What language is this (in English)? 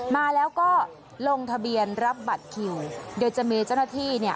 Thai